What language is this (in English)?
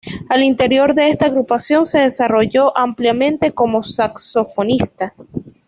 Spanish